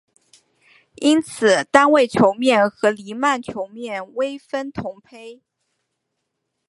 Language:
Chinese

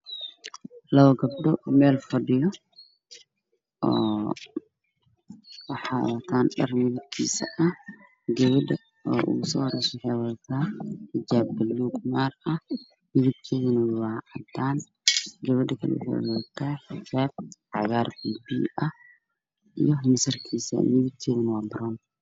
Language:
Somali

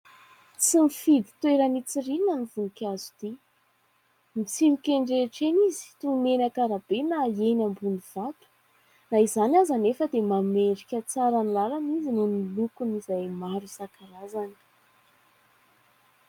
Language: Malagasy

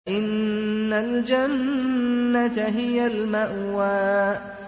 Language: Arabic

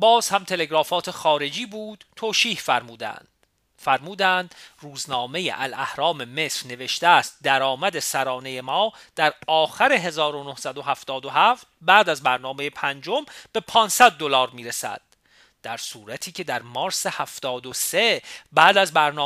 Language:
Persian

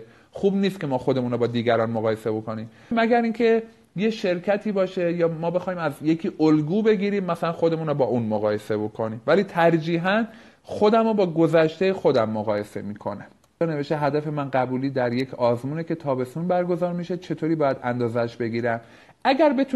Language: Persian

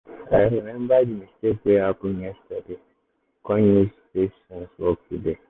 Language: Nigerian Pidgin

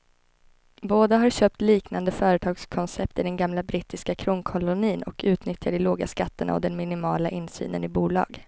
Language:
Swedish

